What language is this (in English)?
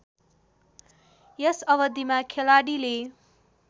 Nepali